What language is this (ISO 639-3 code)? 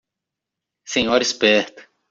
por